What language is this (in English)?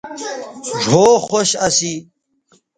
Bateri